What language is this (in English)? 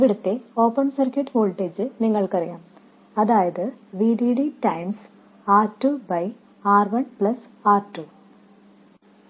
Malayalam